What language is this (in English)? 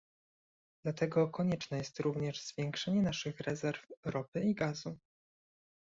Polish